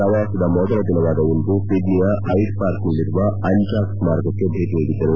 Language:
Kannada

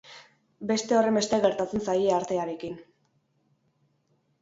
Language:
Basque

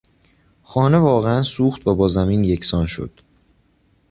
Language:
Persian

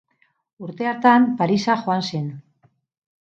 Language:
Basque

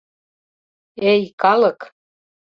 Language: Mari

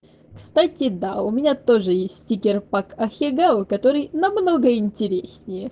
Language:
Russian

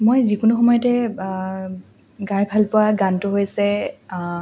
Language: Assamese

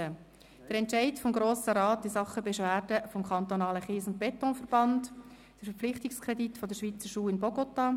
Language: Swiss German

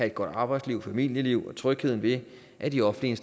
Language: Danish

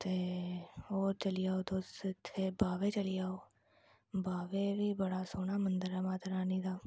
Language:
Dogri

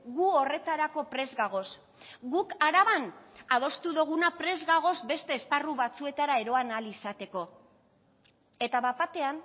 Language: Basque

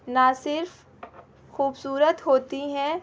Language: Urdu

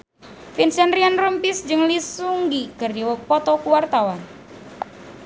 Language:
Sundanese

